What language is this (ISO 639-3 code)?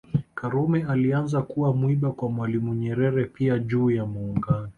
swa